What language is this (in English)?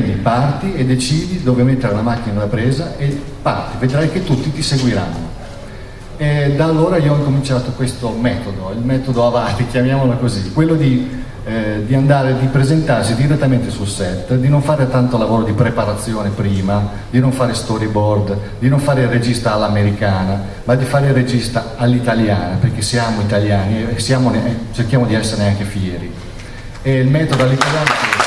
Italian